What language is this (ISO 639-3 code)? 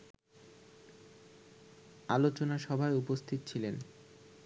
ben